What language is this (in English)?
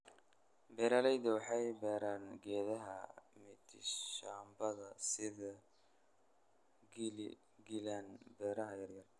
Somali